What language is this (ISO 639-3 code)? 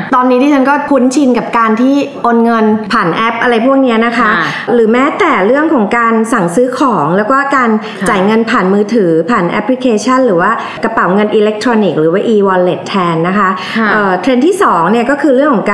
tha